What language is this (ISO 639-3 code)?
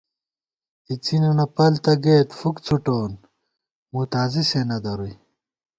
gwt